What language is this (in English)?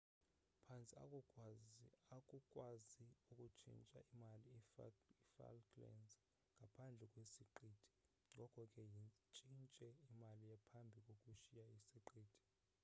Xhosa